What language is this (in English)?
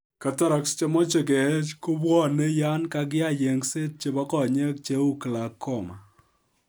Kalenjin